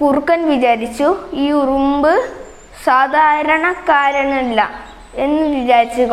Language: Malayalam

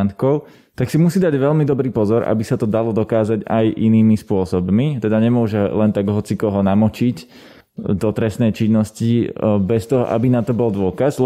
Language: Slovak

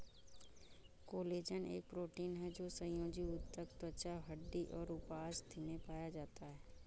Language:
Hindi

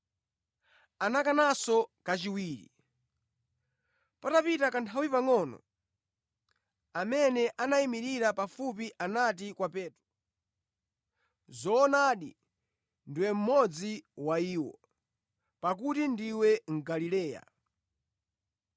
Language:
Nyanja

